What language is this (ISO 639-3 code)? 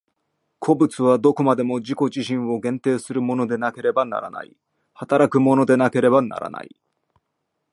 jpn